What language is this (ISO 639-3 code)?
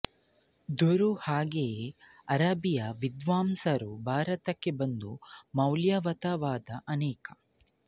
kan